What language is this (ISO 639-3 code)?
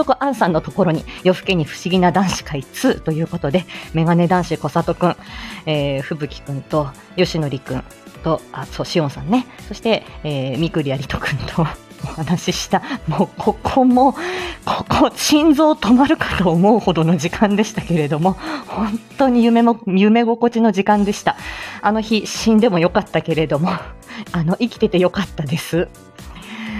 jpn